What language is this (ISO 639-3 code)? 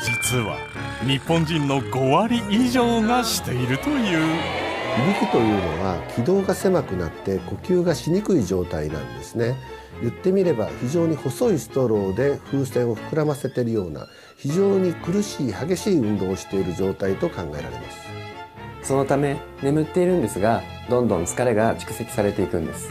jpn